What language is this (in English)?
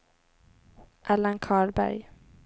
Swedish